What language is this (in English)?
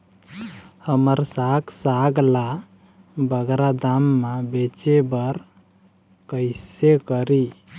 Chhattisgarhi